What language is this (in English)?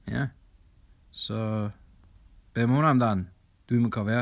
Welsh